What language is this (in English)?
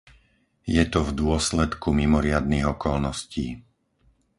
Slovak